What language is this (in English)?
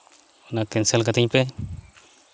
Santali